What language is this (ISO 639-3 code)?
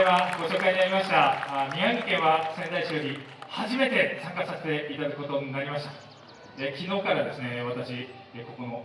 jpn